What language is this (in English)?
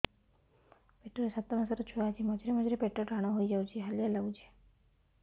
Odia